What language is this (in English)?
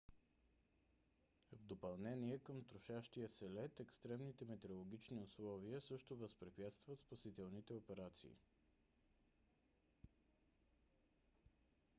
Bulgarian